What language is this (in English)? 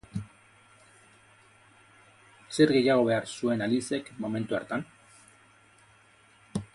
Basque